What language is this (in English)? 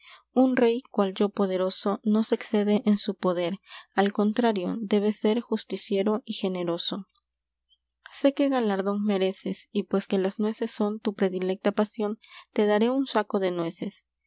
Spanish